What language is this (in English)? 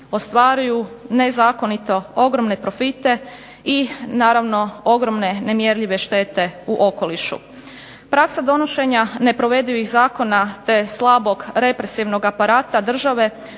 Croatian